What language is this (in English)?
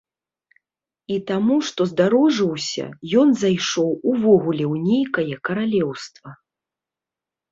Belarusian